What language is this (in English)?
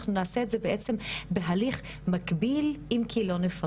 Hebrew